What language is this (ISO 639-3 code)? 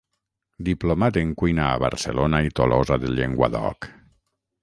cat